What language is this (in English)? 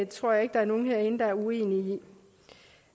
Danish